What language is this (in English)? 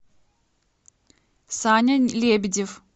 Russian